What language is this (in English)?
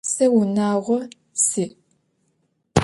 Adyghe